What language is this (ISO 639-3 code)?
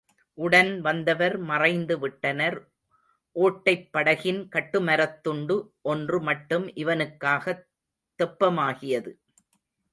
tam